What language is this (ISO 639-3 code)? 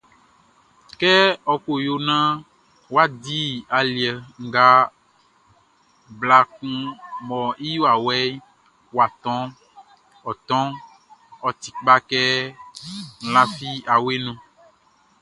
bci